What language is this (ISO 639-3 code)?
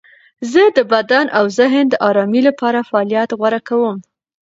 pus